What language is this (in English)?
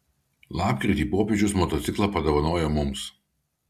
Lithuanian